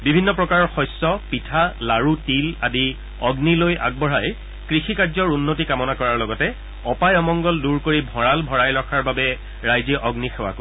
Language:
Assamese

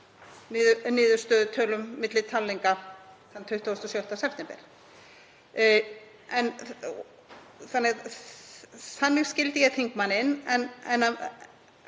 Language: Icelandic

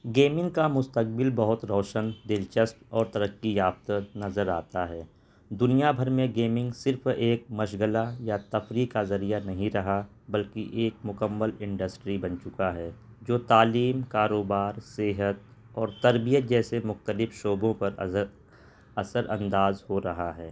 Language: Urdu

